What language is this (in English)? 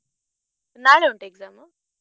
Kannada